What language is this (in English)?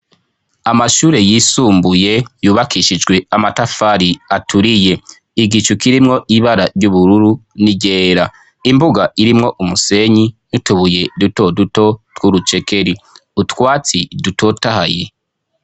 Rundi